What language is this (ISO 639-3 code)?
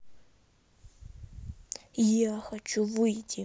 rus